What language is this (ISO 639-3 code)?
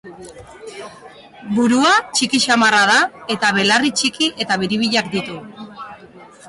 eus